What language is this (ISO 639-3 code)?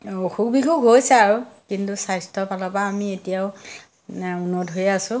asm